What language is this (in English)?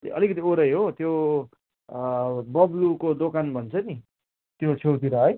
Nepali